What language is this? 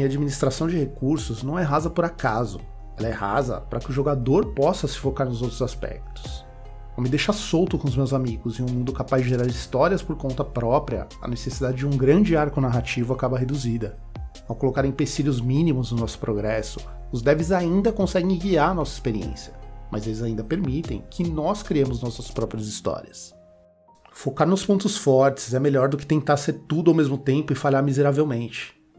Portuguese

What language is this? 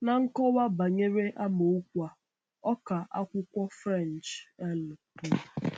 Igbo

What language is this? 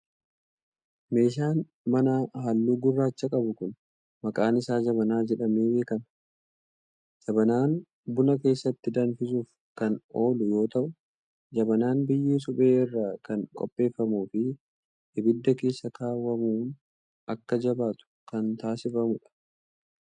Oromo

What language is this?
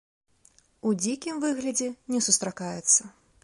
Belarusian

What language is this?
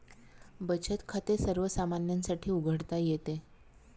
Marathi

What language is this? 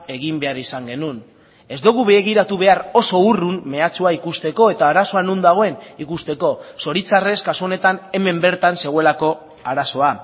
Basque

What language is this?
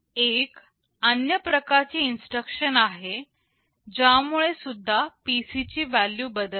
Marathi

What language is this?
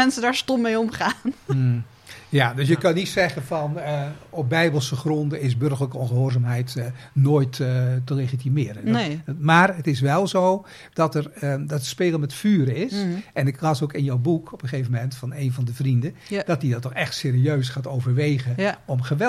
Dutch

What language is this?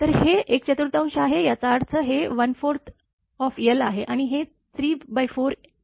Marathi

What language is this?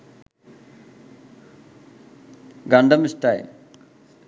Sinhala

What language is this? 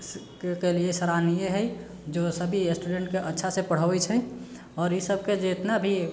Maithili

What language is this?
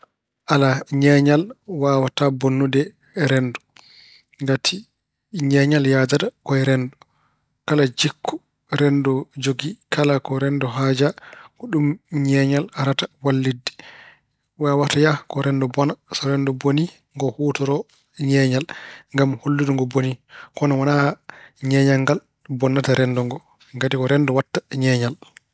Fula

